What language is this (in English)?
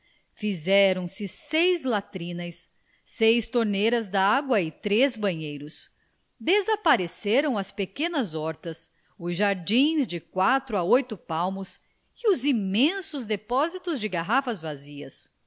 Portuguese